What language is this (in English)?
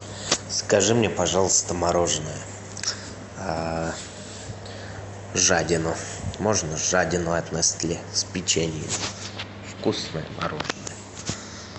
Russian